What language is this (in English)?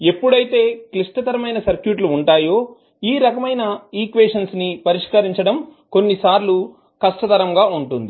Telugu